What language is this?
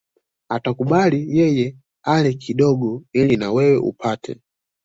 Swahili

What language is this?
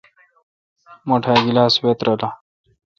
Kalkoti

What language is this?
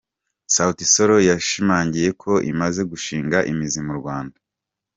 Kinyarwanda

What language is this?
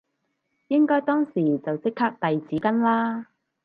Cantonese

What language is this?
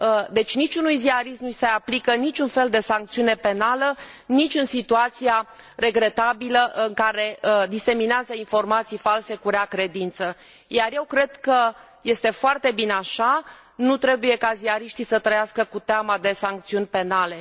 Romanian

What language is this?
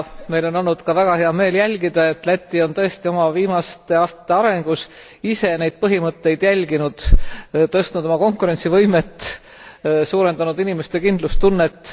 Estonian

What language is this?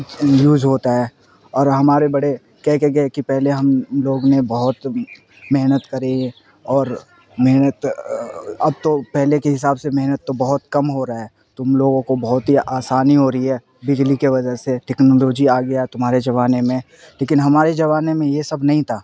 Urdu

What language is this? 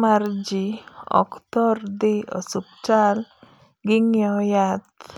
Luo (Kenya and Tanzania)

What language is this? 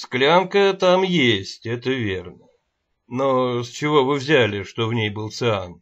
Russian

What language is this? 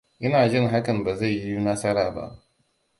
Hausa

